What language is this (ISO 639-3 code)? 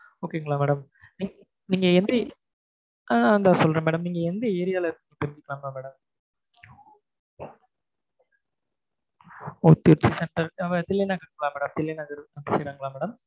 tam